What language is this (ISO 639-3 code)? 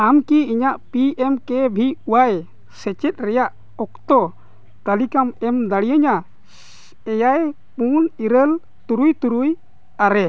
sat